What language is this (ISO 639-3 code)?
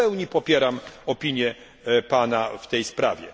pol